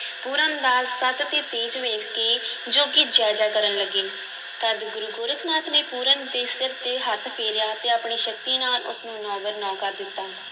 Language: Punjabi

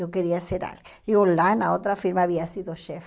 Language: Portuguese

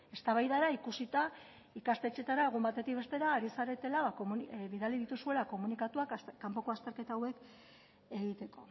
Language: Basque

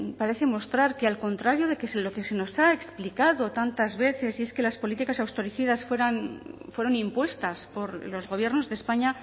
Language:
Spanish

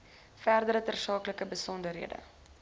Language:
Afrikaans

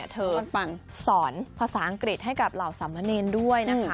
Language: Thai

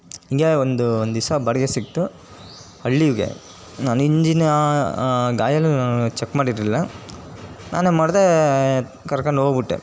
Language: Kannada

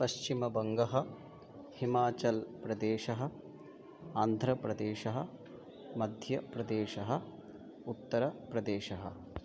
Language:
Sanskrit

